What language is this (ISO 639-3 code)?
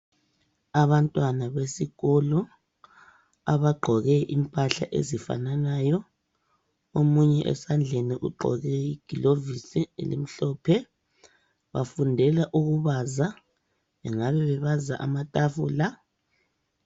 nde